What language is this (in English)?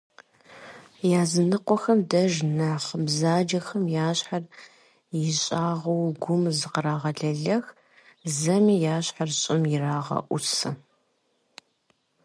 Kabardian